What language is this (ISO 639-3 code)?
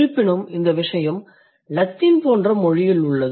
tam